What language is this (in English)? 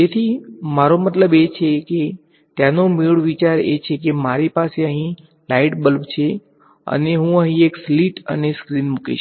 Gujarati